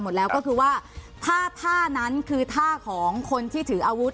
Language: Thai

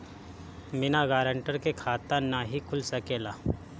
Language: Bhojpuri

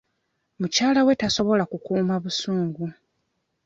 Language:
Ganda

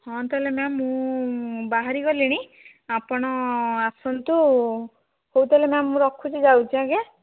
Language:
Odia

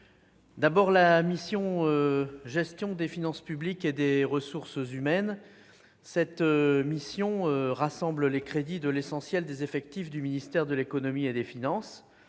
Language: French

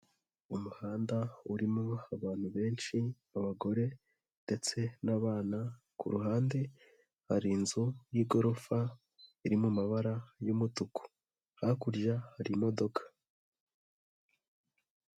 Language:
Kinyarwanda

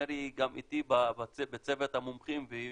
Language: Hebrew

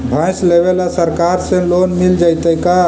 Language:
Magahi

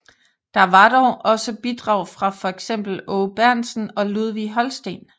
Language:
Danish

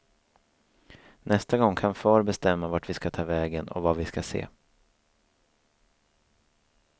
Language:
Swedish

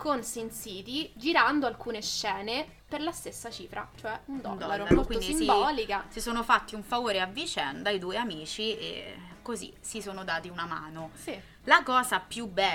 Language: Italian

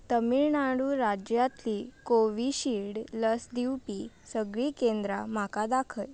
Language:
Konkani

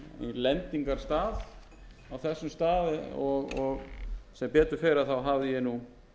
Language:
Icelandic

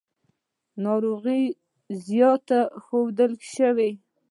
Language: Pashto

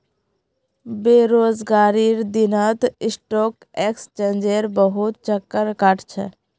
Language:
Magahi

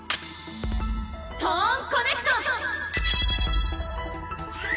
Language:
Japanese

